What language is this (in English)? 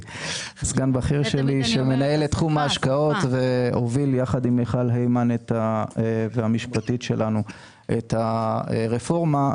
Hebrew